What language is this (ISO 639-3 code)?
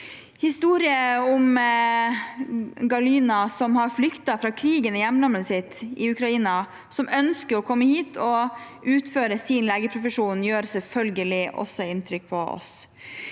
nor